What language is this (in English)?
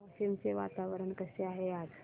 Marathi